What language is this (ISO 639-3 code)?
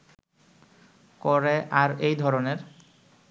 ben